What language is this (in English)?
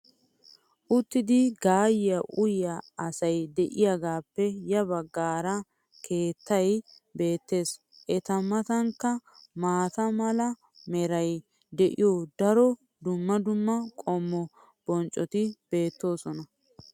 Wolaytta